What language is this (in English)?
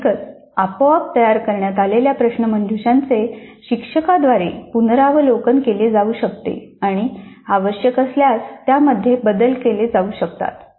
Marathi